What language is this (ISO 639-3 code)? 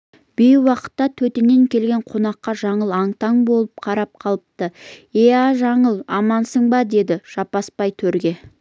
kaz